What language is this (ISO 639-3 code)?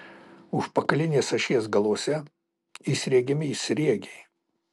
lit